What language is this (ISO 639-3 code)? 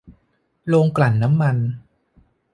tha